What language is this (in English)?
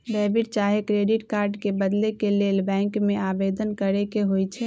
Magahi